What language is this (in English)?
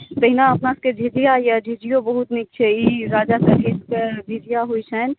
Maithili